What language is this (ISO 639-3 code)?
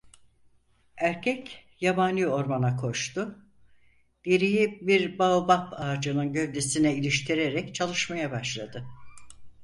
tur